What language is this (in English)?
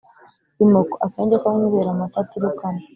Kinyarwanda